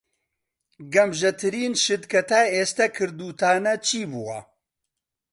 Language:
Central Kurdish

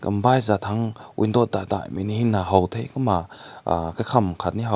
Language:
Rongmei Naga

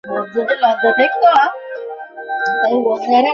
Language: Bangla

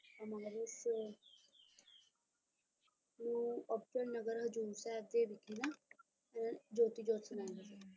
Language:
Punjabi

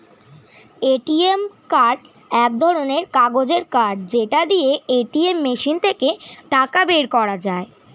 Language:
Bangla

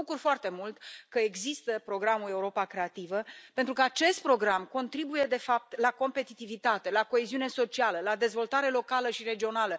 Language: Romanian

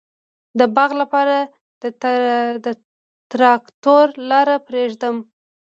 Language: Pashto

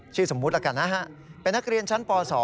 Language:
Thai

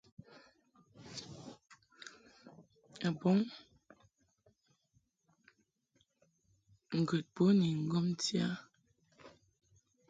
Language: Mungaka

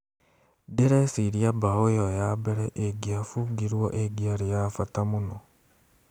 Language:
Kikuyu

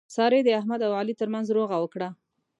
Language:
Pashto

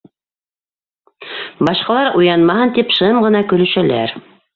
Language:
Bashkir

